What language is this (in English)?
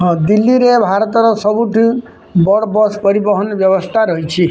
Odia